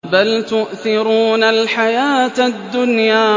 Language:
Arabic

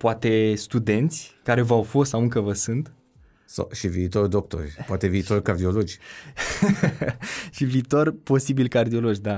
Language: Romanian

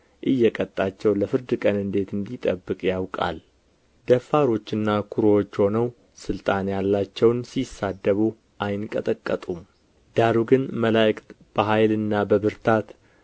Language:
Amharic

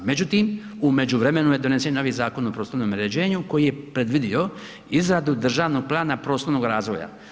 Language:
Croatian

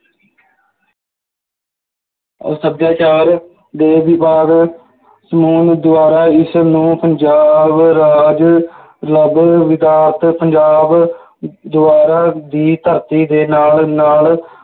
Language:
Punjabi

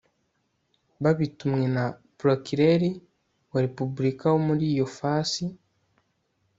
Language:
Kinyarwanda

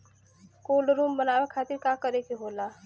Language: Bhojpuri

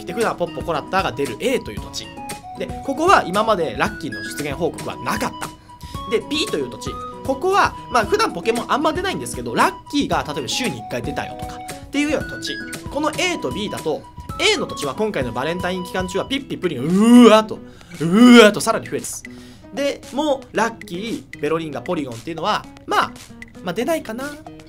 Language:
Japanese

